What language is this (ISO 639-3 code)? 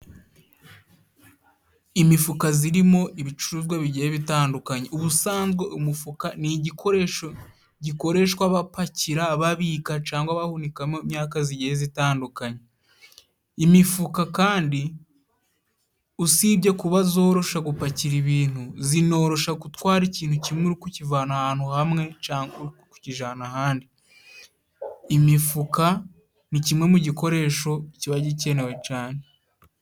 kin